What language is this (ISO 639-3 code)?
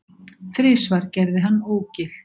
isl